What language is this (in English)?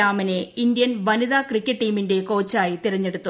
Malayalam